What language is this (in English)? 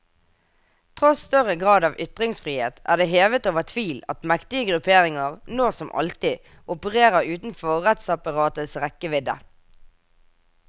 Norwegian